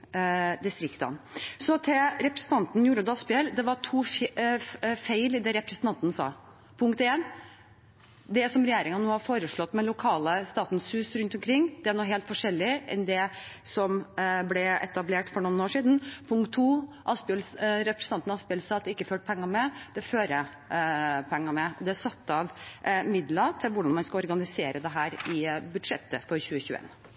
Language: Norwegian Bokmål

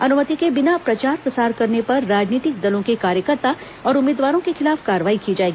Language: Hindi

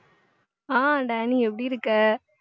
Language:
Tamil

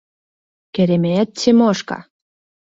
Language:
Mari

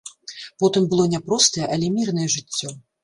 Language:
Belarusian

